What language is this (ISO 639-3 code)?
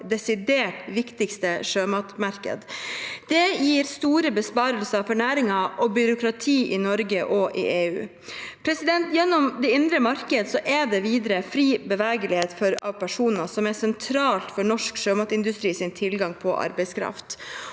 nor